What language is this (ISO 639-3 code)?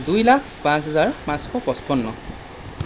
asm